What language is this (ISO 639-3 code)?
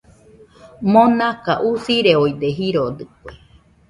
hux